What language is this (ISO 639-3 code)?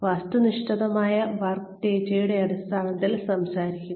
mal